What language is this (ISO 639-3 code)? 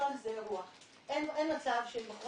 heb